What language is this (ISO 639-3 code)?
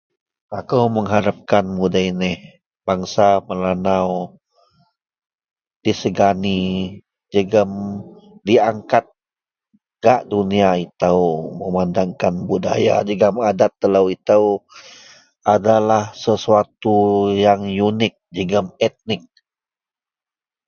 mel